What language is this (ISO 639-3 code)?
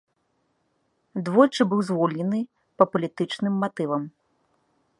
bel